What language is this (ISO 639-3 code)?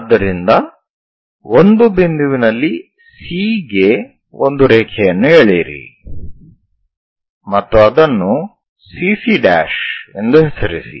kan